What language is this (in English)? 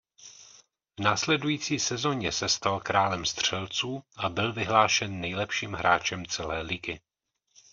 Czech